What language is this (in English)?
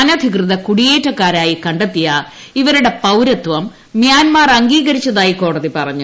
Malayalam